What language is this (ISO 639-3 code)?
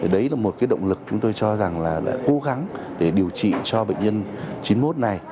vie